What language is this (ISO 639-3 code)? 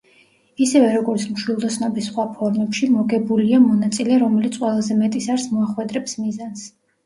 kat